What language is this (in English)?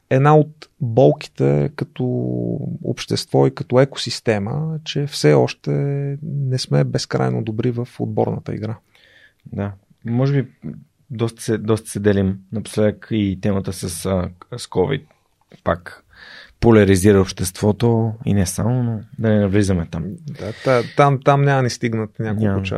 Bulgarian